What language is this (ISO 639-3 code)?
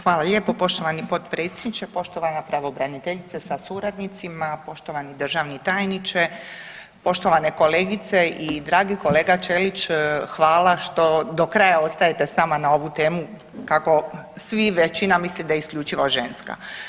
hrv